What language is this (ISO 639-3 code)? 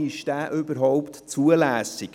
gsw